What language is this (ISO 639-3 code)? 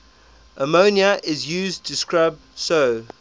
eng